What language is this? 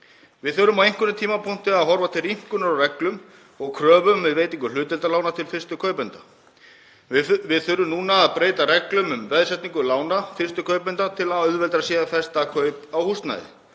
Icelandic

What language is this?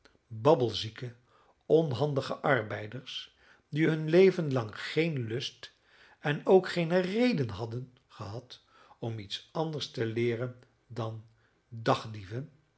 Dutch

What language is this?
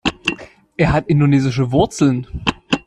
German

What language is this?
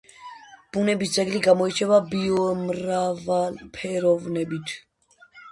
Georgian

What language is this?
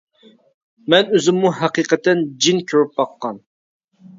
Uyghur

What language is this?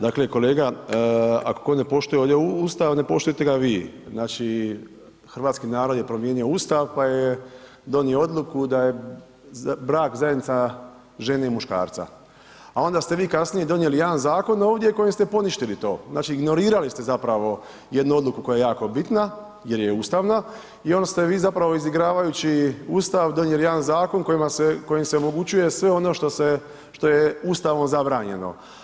Croatian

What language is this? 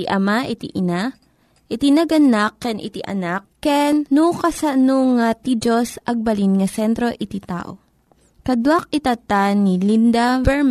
Filipino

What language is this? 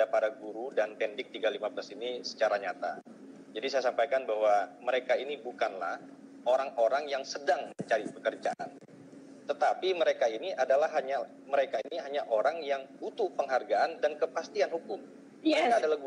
Indonesian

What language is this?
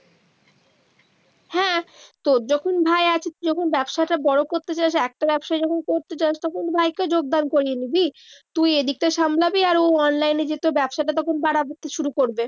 Bangla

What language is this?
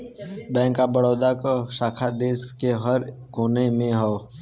Bhojpuri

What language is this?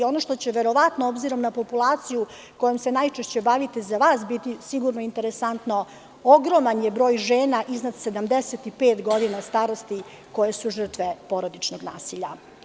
Serbian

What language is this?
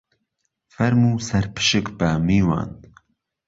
Central Kurdish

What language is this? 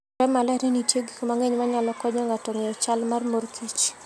Luo (Kenya and Tanzania)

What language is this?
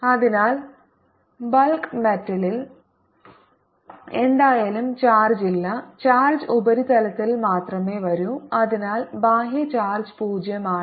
Malayalam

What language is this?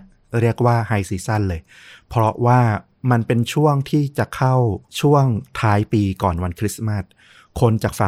Thai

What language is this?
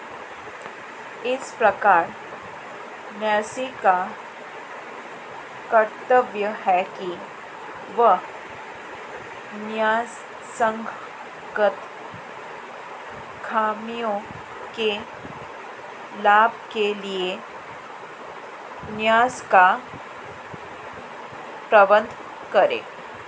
Hindi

